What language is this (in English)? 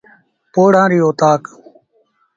Sindhi Bhil